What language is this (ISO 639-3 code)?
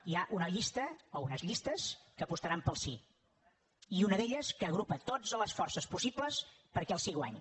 cat